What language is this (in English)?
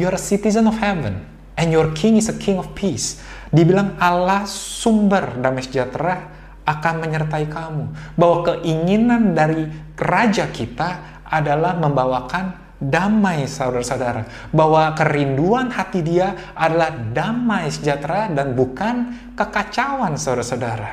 Indonesian